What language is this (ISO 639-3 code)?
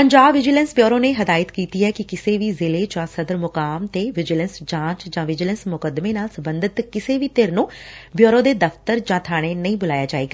pan